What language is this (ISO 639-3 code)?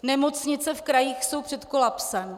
ces